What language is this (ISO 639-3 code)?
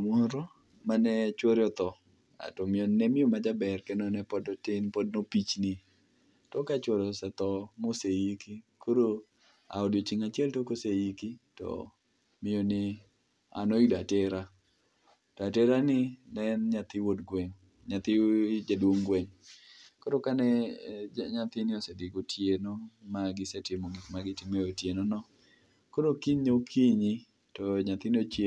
luo